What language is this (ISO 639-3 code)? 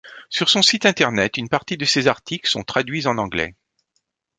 fra